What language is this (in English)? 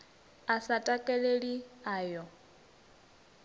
Venda